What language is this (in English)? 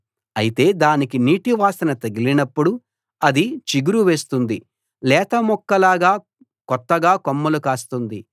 Telugu